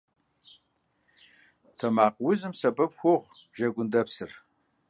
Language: Kabardian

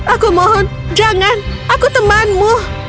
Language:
Indonesian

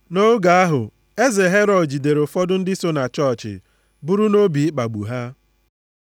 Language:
Igbo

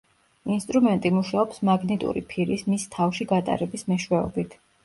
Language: Georgian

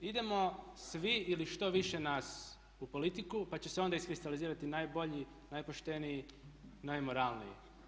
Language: Croatian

